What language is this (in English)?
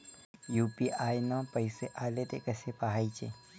Marathi